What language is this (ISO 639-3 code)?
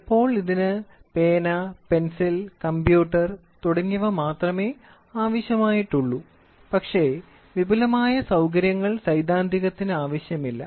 mal